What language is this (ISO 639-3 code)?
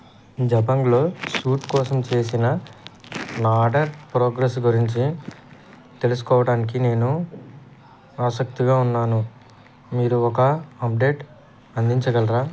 tel